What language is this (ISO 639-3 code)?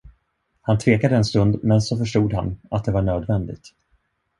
swe